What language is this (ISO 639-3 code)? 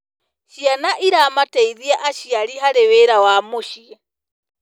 kik